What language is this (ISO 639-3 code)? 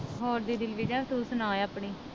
pan